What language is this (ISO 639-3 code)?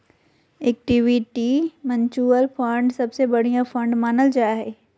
mag